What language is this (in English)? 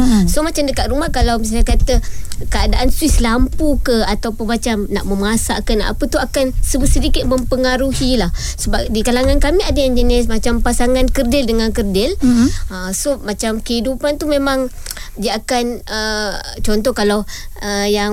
Malay